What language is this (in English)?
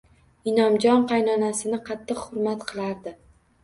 Uzbek